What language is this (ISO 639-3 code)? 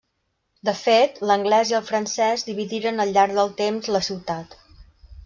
cat